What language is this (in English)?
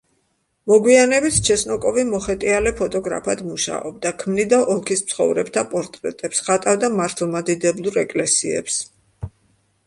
Georgian